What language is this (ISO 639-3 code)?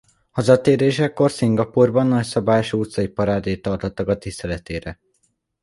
hun